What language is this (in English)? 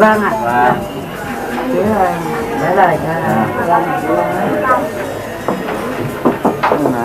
Vietnamese